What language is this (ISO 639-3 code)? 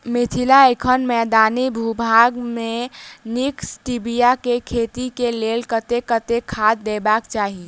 mai